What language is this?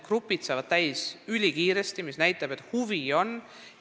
Estonian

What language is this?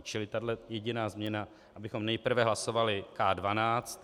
Czech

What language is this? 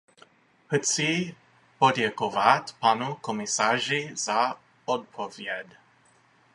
Czech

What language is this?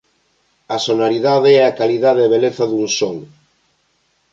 Galician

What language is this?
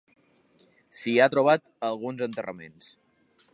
Catalan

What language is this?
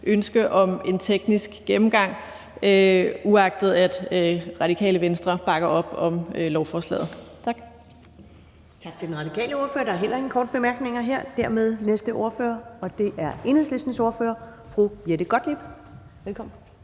Danish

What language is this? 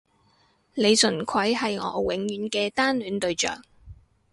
Cantonese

